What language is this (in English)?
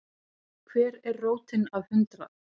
Icelandic